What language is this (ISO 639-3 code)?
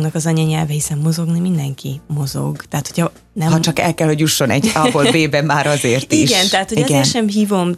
hun